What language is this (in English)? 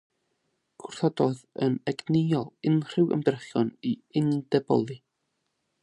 Welsh